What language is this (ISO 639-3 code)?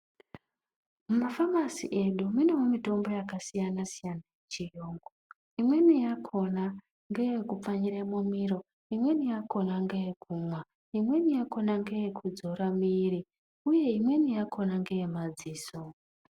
ndc